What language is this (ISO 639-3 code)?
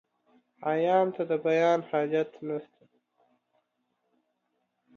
pus